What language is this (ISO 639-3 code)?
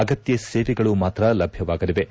kan